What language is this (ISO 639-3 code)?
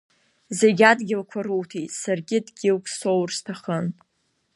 abk